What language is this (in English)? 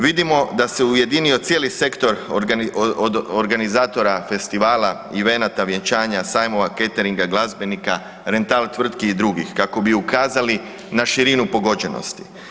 Croatian